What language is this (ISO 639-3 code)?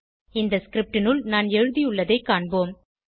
tam